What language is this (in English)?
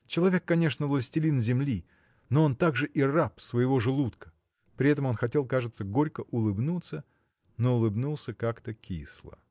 Russian